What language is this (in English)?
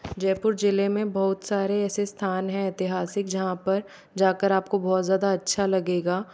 Hindi